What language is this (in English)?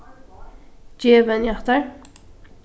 Faroese